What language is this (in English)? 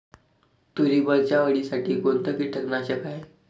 Marathi